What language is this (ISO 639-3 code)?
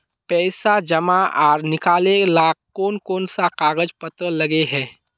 mag